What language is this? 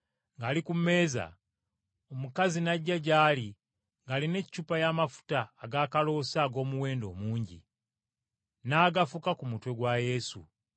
Ganda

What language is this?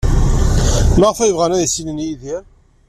Kabyle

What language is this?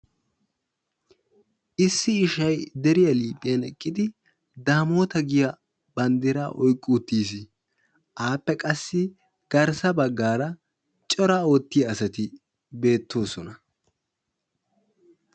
Wolaytta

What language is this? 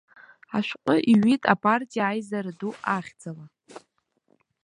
Abkhazian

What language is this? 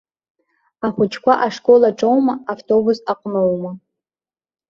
Abkhazian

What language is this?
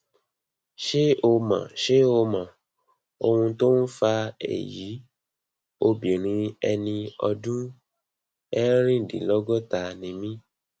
Yoruba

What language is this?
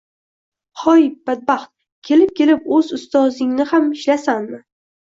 Uzbek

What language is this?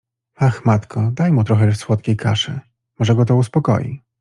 Polish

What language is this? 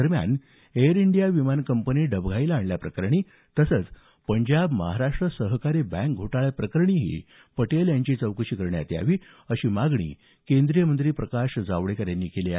Marathi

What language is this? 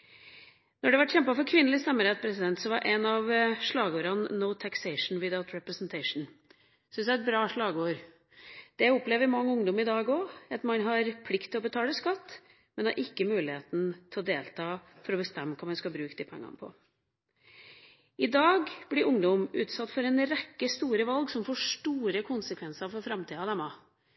Norwegian Bokmål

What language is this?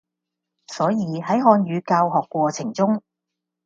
Cantonese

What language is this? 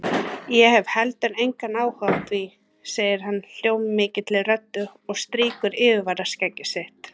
Icelandic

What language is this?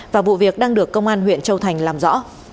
Vietnamese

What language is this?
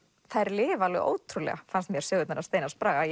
Icelandic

